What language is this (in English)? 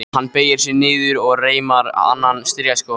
Icelandic